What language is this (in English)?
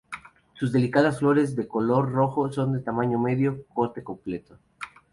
Spanish